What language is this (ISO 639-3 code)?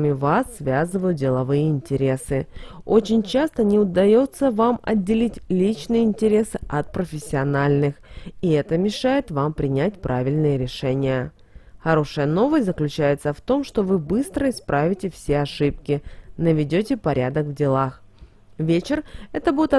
rus